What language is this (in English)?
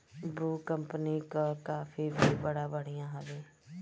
Bhojpuri